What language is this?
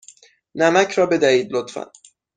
Persian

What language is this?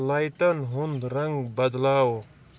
Kashmiri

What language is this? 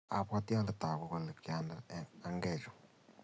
Kalenjin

